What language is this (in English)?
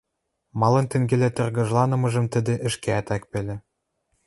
Western Mari